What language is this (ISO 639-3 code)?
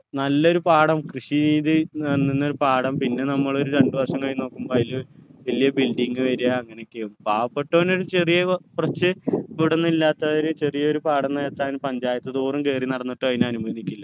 mal